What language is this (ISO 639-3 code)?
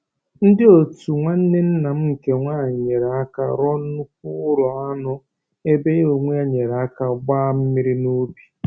ibo